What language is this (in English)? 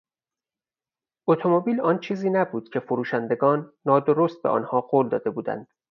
Persian